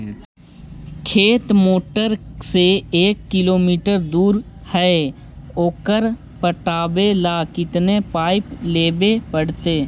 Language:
Magahi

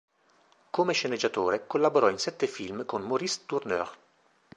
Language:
Italian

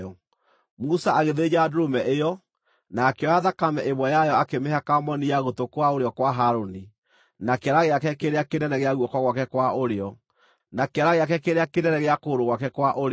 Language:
Kikuyu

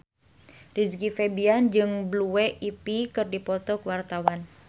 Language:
Sundanese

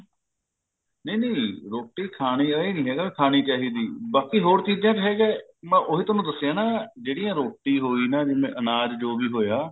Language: Punjabi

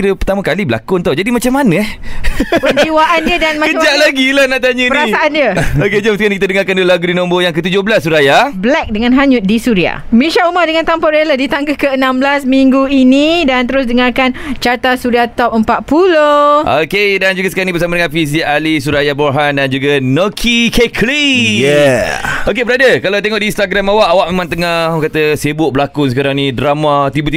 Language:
Malay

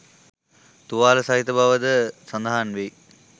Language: Sinhala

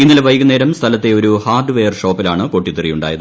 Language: Malayalam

